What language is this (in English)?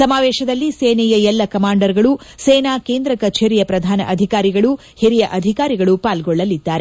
Kannada